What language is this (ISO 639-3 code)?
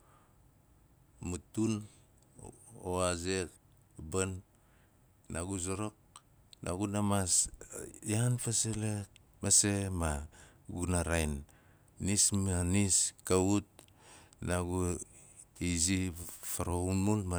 nal